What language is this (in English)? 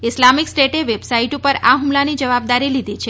Gujarati